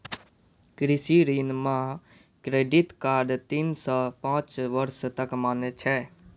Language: Maithili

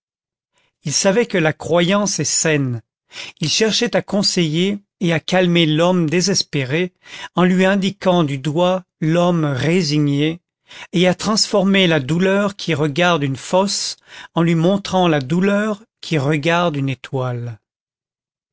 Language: French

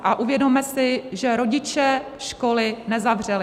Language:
Czech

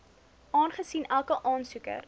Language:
Afrikaans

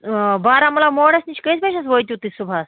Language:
Kashmiri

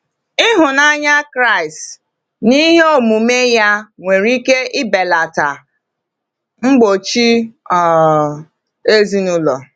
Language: Igbo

